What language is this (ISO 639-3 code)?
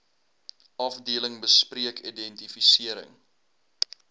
afr